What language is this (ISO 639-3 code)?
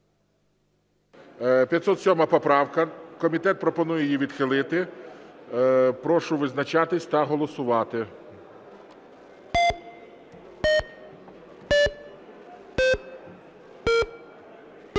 ukr